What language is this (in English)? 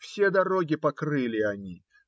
Russian